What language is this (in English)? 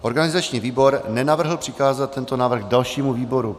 Czech